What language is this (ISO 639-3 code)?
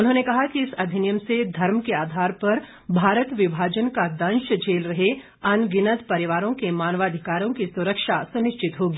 hin